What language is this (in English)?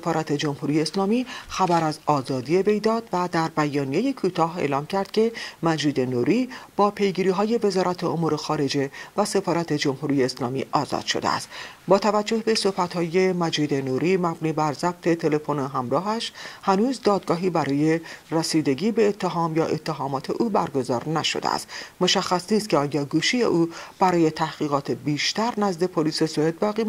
Persian